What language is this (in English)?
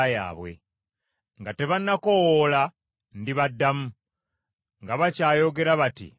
Ganda